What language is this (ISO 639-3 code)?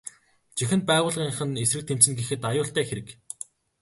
mon